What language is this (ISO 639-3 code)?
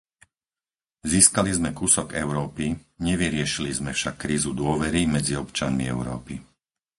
slk